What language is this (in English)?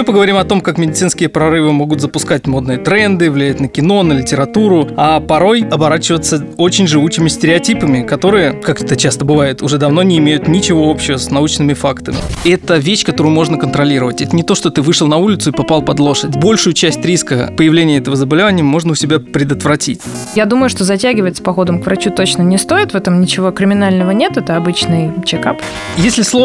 Russian